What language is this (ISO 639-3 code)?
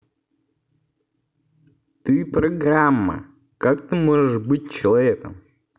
rus